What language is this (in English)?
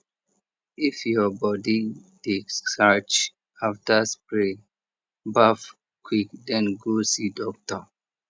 Nigerian Pidgin